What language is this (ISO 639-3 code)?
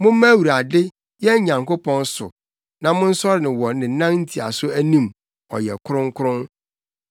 aka